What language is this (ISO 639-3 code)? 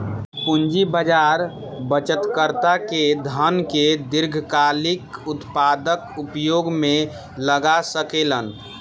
bho